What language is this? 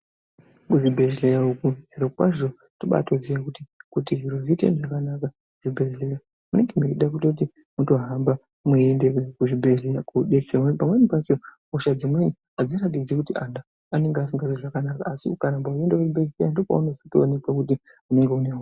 Ndau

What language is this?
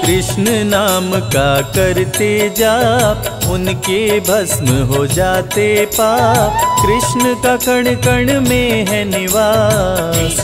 Hindi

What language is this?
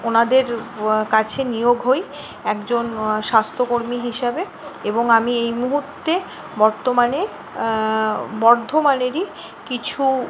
Bangla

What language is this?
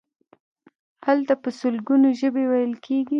Pashto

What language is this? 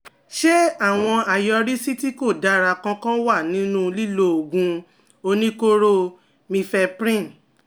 Yoruba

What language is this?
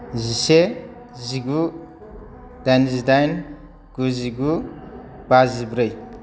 Bodo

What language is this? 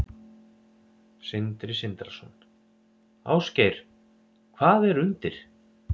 Icelandic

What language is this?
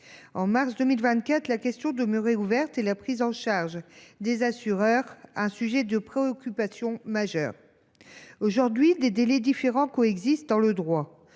French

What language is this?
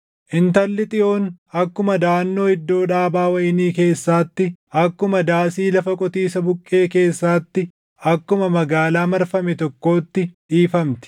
Oromo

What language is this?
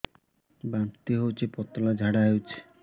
Odia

